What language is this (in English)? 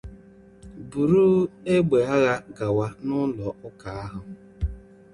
Igbo